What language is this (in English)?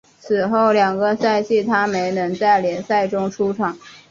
Chinese